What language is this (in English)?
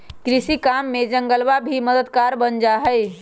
Magahi